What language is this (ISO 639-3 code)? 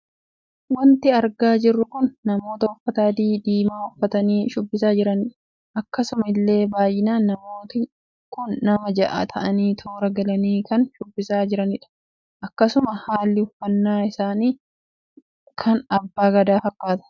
orm